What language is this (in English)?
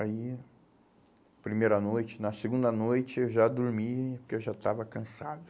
Portuguese